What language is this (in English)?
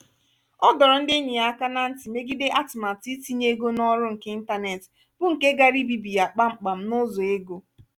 Igbo